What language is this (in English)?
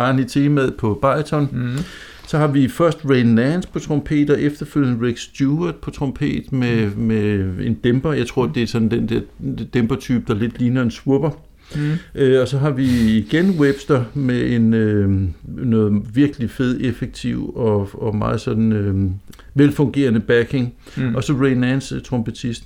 Danish